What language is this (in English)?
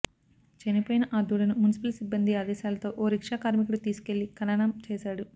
Telugu